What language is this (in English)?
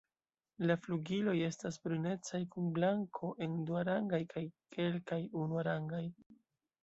Esperanto